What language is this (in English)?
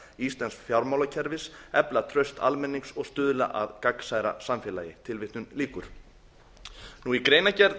Icelandic